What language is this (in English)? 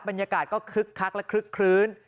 Thai